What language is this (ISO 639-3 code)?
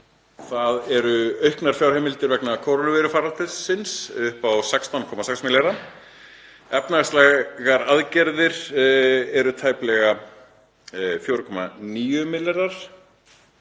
isl